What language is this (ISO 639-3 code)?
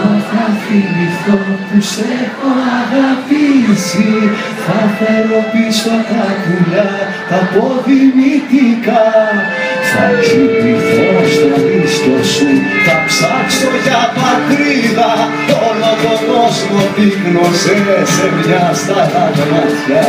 ell